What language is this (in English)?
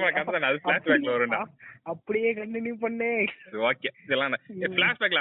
Tamil